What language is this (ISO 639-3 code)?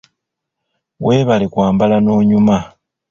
lug